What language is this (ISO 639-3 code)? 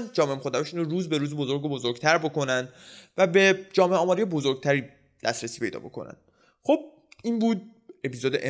fas